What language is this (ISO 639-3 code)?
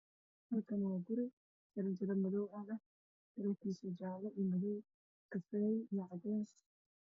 som